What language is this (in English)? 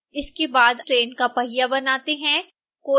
Hindi